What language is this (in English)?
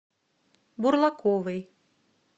Russian